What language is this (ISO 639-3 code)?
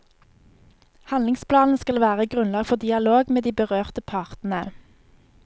nor